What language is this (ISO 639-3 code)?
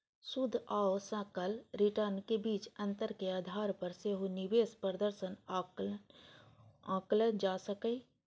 mai